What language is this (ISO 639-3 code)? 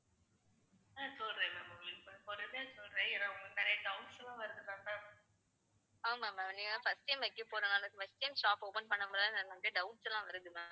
tam